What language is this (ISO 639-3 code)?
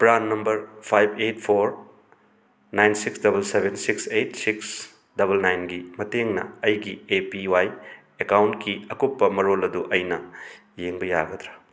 mni